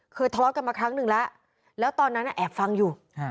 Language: Thai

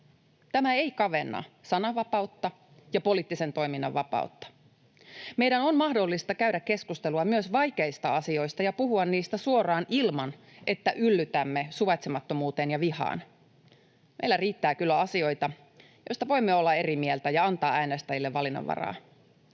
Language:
Finnish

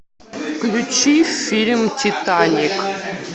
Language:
Russian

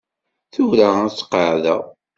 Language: Kabyle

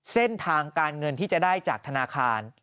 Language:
Thai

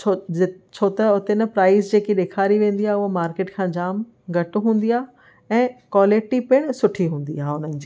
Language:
Sindhi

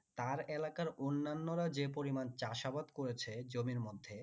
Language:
Bangla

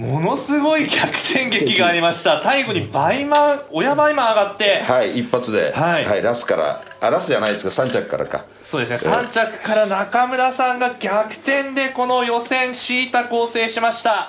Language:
Japanese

